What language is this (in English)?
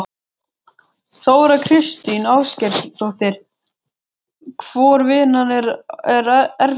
Icelandic